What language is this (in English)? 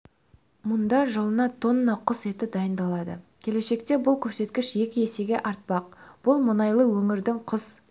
Kazakh